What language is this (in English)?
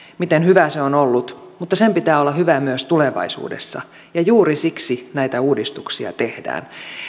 Finnish